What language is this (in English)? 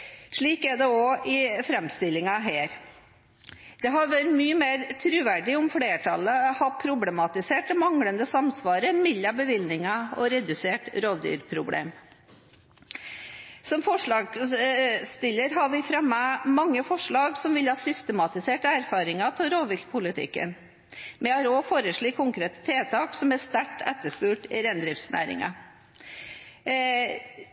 Norwegian Bokmål